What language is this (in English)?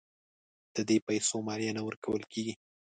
Pashto